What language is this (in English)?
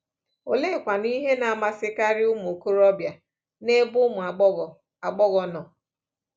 Igbo